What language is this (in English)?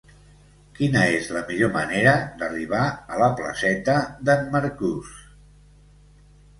Catalan